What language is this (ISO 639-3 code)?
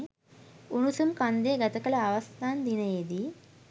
sin